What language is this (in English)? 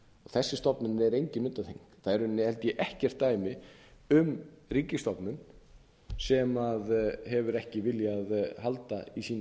Icelandic